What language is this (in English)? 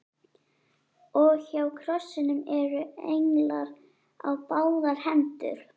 Icelandic